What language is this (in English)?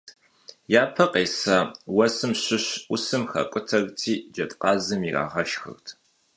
Kabardian